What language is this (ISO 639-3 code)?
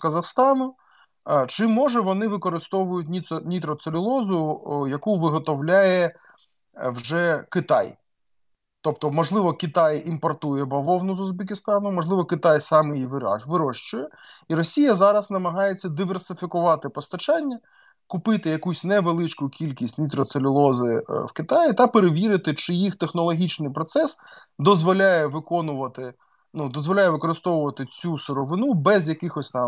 ukr